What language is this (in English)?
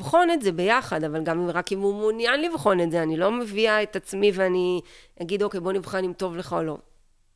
Hebrew